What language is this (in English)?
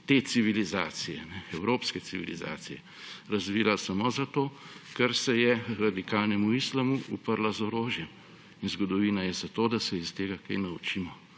Slovenian